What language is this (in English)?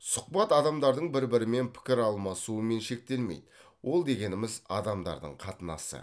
Kazakh